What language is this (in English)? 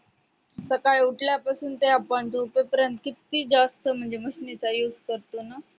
Marathi